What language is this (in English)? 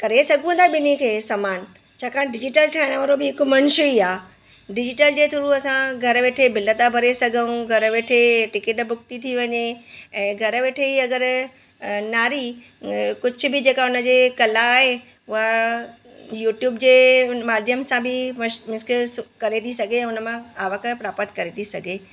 Sindhi